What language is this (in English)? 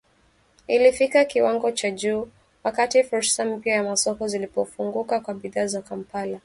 Swahili